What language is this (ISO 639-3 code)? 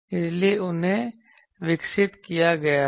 hin